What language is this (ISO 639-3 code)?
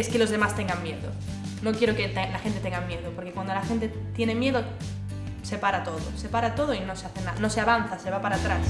ita